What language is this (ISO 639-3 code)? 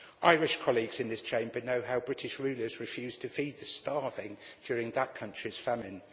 eng